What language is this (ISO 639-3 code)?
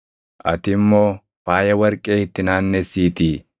orm